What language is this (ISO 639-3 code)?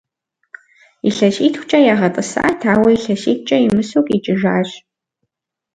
kbd